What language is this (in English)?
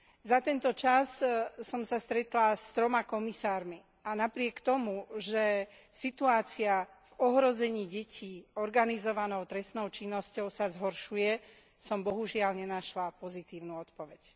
Slovak